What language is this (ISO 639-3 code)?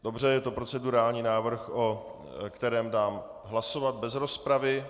ces